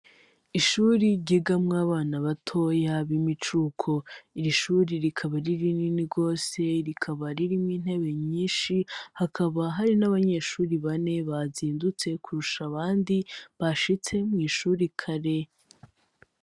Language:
Rundi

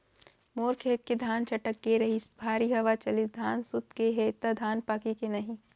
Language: Chhattisgarhi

